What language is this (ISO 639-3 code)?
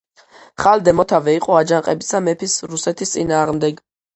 kat